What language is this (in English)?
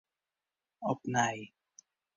Western Frisian